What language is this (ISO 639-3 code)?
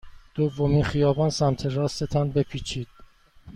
fas